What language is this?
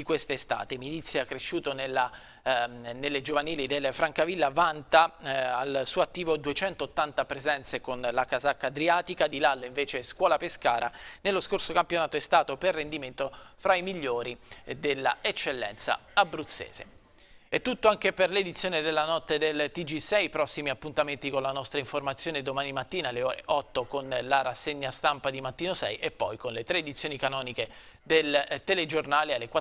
Italian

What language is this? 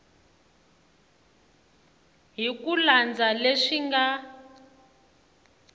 Tsonga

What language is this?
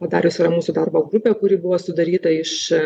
Lithuanian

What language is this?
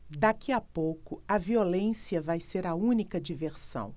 Portuguese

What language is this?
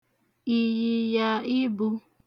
Igbo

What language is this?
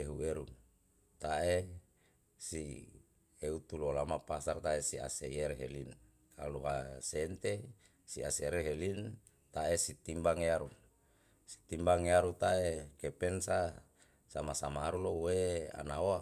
Yalahatan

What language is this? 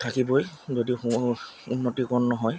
Assamese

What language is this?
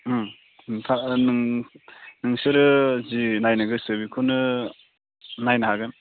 Bodo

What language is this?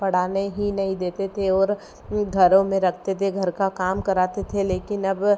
Hindi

